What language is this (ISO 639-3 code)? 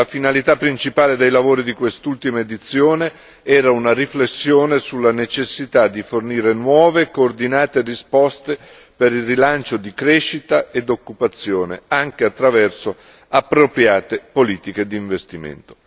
ita